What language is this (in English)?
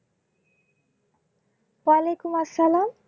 Bangla